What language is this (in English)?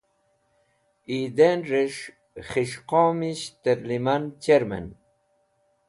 Wakhi